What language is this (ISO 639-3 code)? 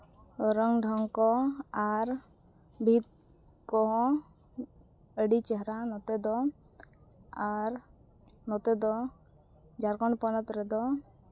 sat